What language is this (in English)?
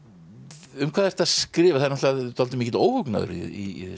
Icelandic